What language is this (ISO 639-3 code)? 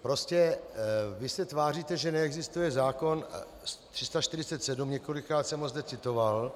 ces